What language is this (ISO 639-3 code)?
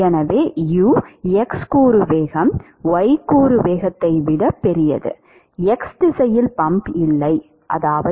tam